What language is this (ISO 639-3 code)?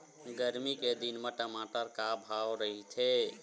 hne